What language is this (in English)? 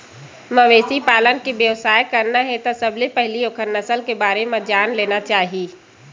Chhattisgarhi